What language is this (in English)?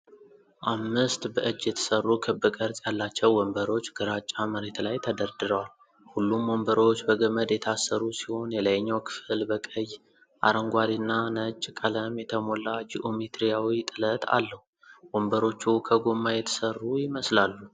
Amharic